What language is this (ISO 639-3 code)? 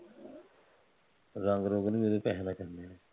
pan